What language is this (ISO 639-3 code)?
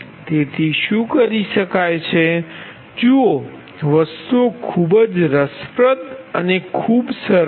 guj